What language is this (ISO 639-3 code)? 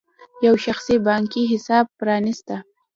pus